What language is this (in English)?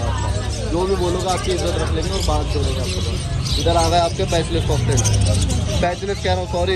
Hindi